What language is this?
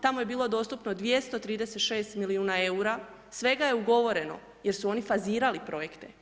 Croatian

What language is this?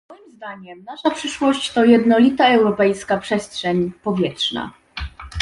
Polish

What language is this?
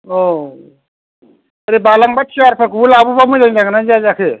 Bodo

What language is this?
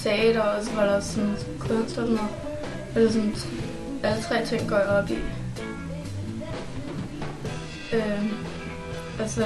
Danish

